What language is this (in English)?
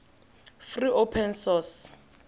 Tswana